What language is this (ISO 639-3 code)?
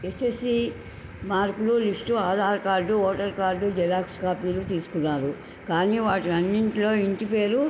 tel